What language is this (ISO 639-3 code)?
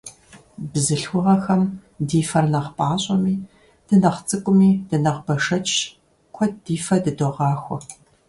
kbd